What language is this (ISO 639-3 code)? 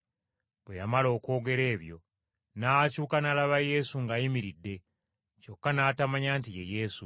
lug